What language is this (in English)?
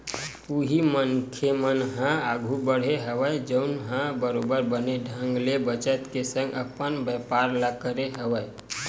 Chhattisgarhi